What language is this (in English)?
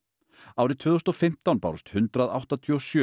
Icelandic